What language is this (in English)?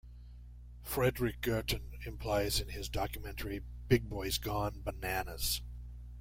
English